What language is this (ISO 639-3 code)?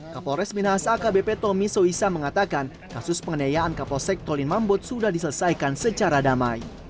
ind